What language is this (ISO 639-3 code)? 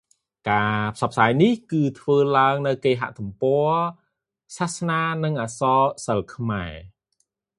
khm